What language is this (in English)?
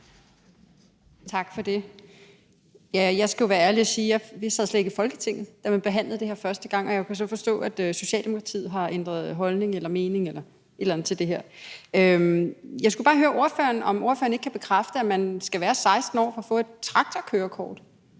Danish